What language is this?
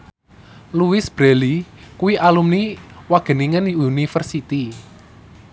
Javanese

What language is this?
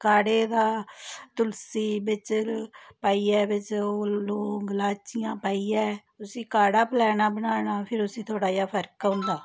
Dogri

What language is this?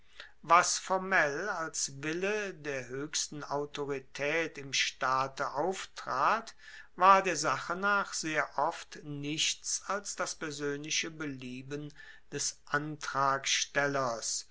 German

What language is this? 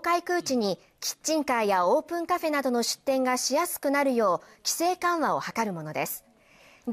Japanese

